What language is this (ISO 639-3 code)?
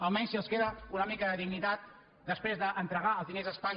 cat